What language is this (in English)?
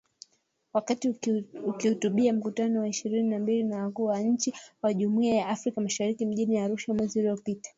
Swahili